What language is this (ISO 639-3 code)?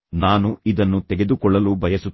kan